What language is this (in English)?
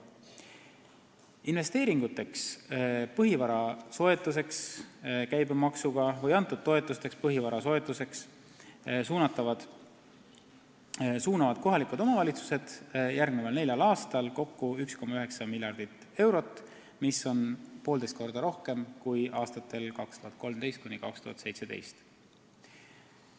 Estonian